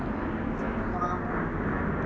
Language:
English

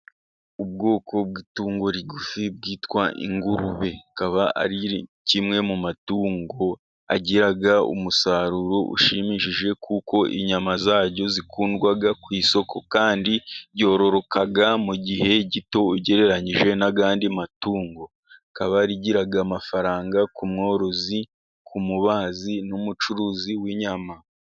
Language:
Kinyarwanda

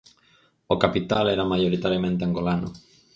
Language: Galician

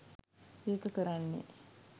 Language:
Sinhala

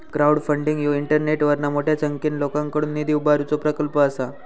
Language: Marathi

